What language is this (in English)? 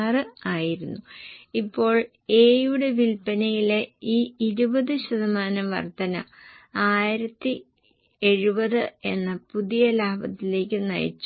Malayalam